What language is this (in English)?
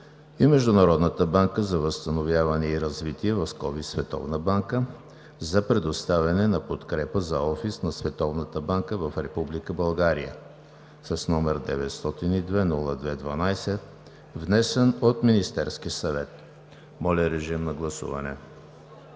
Bulgarian